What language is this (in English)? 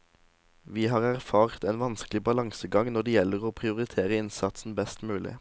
Norwegian